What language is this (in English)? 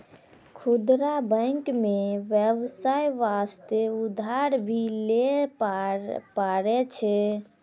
Maithili